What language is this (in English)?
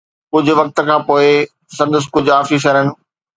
Sindhi